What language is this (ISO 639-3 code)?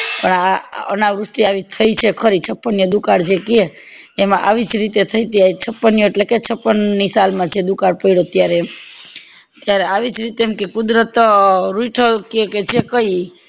guj